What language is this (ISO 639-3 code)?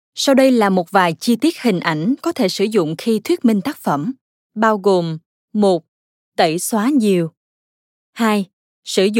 vie